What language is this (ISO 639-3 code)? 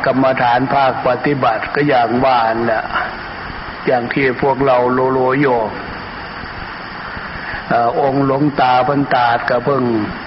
tha